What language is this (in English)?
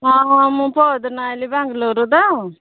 Odia